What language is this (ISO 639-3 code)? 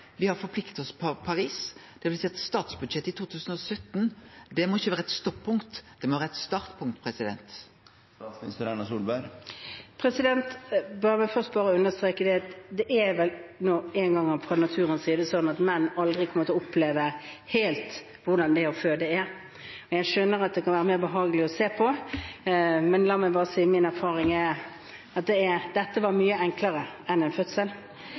nor